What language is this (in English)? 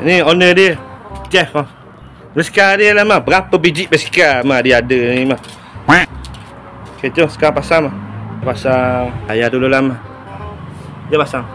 Malay